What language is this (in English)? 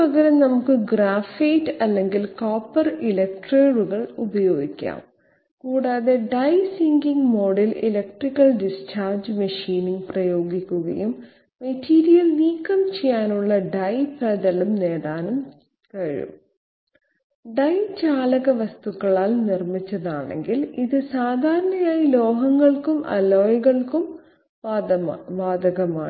Malayalam